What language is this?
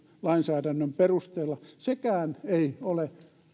Finnish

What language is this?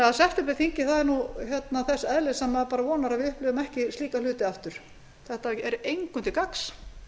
Icelandic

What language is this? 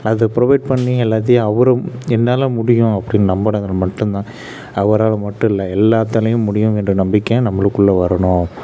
Tamil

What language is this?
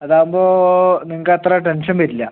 Malayalam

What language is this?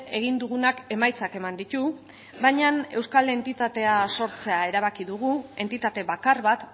Basque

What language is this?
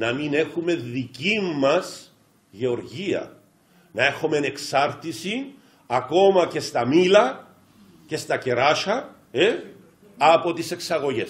Greek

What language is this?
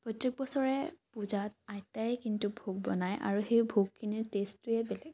Assamese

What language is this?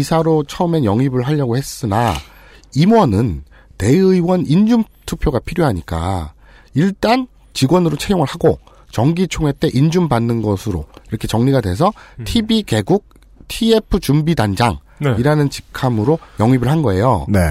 Korean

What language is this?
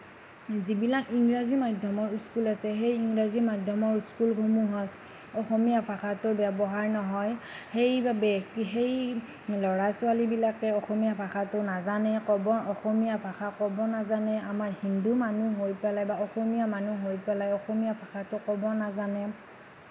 Assamese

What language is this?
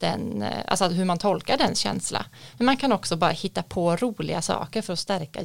Swedish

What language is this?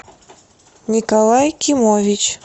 Russian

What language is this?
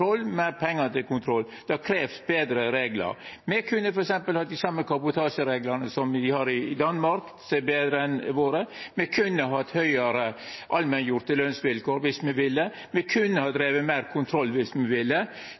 Norwegian Nynorsk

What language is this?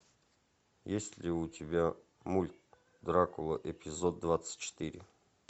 Russian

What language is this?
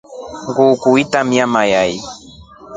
Rombo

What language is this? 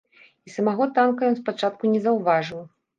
Belarusian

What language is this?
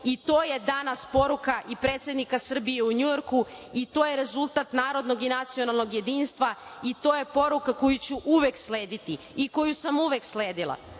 Serbian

